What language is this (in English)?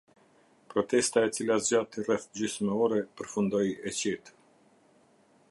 Albanian